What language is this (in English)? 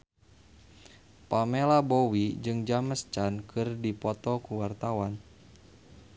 Sundanese